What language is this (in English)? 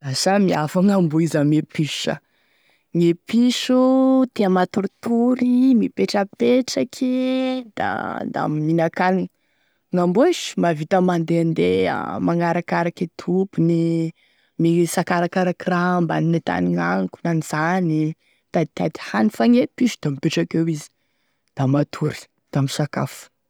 Tesaka Malagasy